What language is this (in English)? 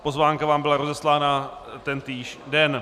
Czech